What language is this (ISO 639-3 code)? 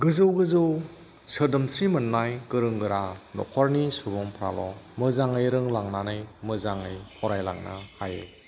brx